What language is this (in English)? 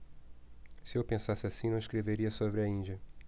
Portuguese